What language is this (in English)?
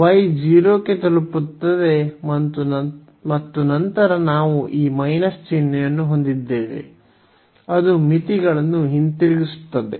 Kannada